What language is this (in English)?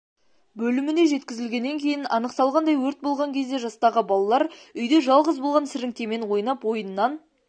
Kazakh